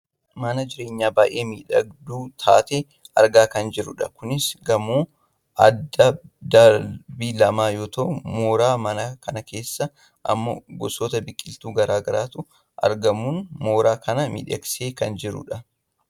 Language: Oromo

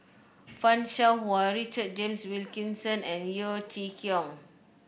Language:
English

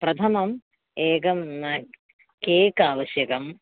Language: Sanskrit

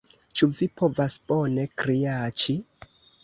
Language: Esperanto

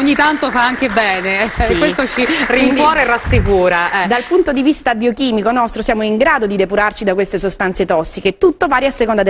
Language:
Italian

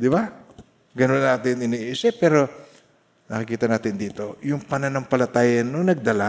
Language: Filipino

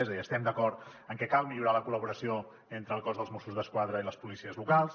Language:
Catalan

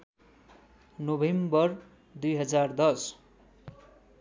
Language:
Nepali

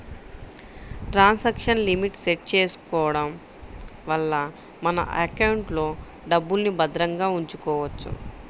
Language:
Telugu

